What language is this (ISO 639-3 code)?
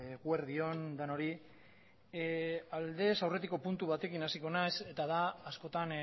eus